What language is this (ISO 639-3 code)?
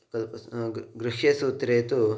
san